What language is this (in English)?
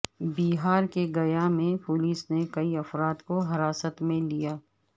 Urdu